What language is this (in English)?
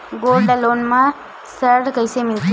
Chhattisgarhi